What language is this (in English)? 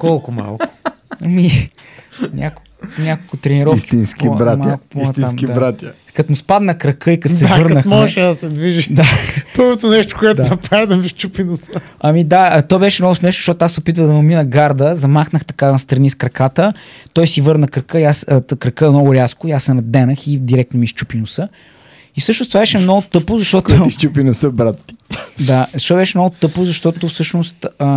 Bulgarian